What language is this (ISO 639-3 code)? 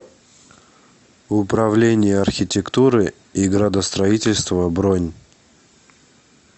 rus